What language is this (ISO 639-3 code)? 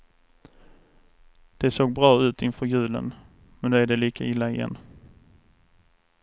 swe